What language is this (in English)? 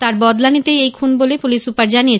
Bangla